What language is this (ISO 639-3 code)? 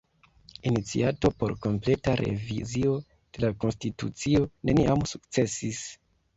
epo